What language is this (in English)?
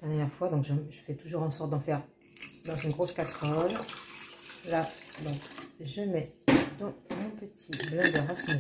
French